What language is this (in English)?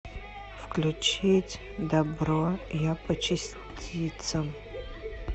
Russian